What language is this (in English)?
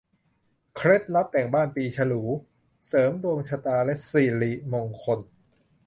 Thai